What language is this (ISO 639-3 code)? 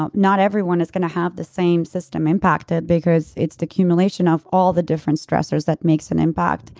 eng